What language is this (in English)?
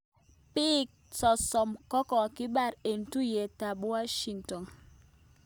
Kalenjin